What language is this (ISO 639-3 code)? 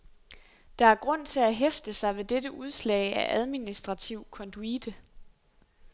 dan